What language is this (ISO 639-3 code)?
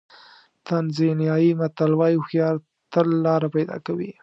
pus